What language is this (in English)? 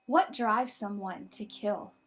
English